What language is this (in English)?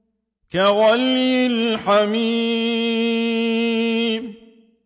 Arabic